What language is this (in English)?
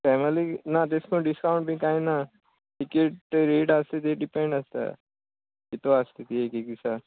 Konkani